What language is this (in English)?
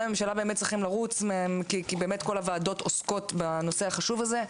Hebrew